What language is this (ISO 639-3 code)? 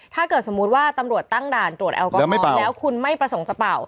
tha